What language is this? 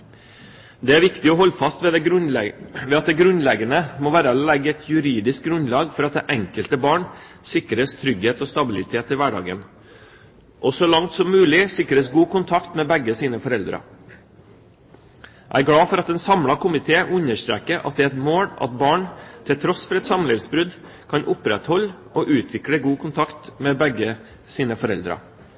Norwegian Bokmål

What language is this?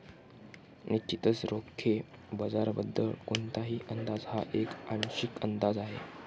Marathi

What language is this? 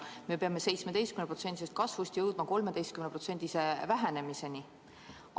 Estonian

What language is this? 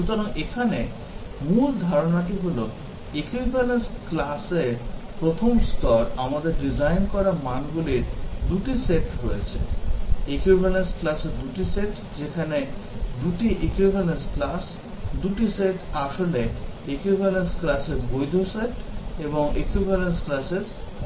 Bangla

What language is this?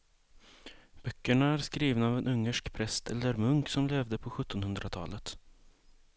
Swedish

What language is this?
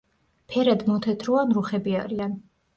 Georgian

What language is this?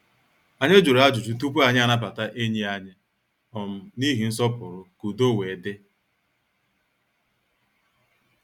Igbo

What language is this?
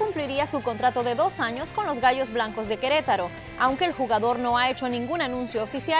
Spanish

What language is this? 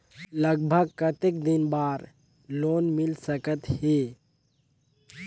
Chhattisgarhi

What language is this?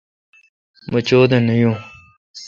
Kalkoti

